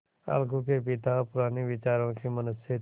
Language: Hindi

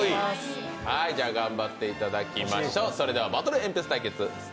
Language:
Japanese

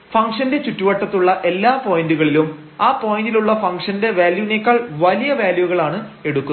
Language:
Malayalam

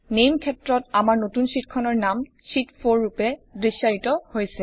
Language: Assamese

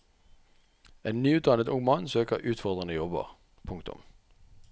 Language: Norwegian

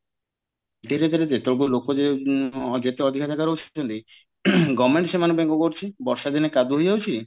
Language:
Odia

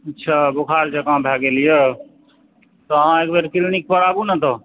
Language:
Maithili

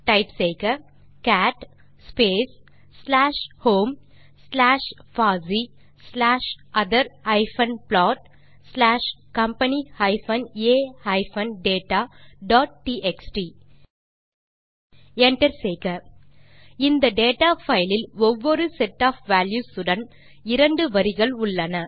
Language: Tamil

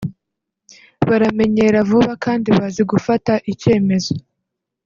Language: Kinyarwanda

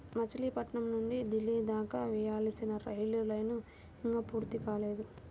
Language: Telugu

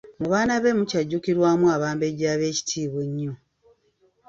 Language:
Ganda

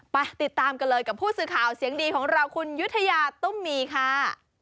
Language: Thai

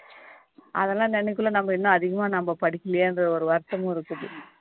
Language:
Tamil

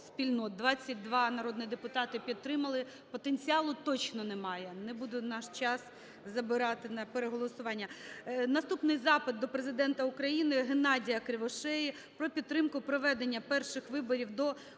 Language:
Ukrainian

